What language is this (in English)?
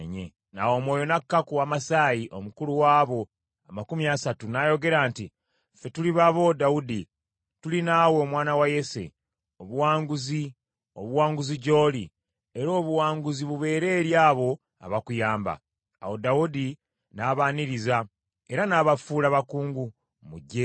Ganda